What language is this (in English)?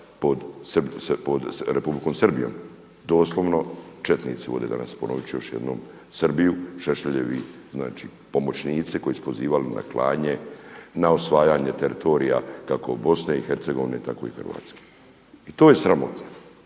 Croatian